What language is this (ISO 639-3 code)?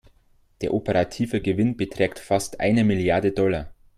deu